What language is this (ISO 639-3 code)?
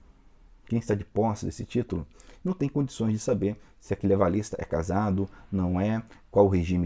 por